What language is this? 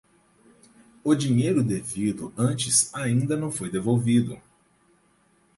Portuguese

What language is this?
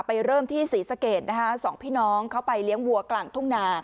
Thai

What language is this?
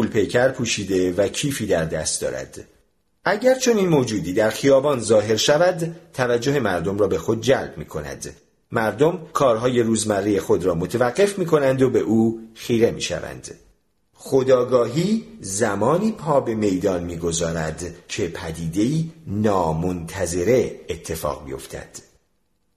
Persian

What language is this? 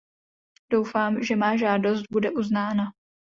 Czech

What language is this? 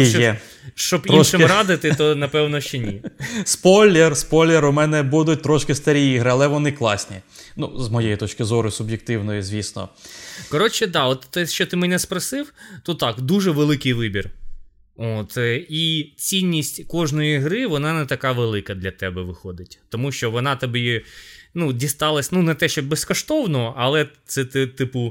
Ukrainian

